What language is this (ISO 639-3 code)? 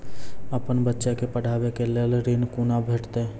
mai